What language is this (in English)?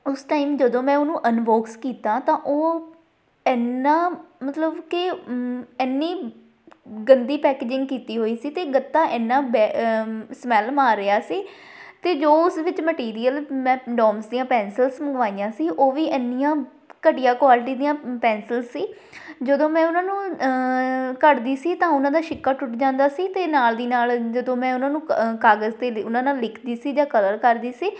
Punjabi